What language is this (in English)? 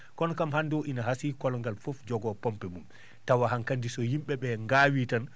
Fula